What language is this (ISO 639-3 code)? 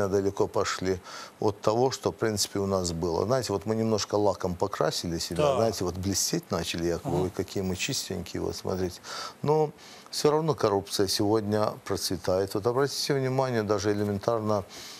rus